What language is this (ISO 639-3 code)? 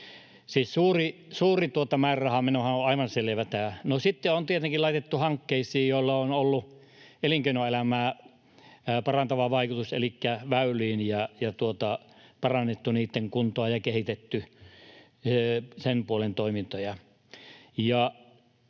fin